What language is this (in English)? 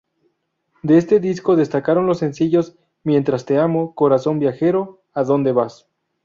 Spanish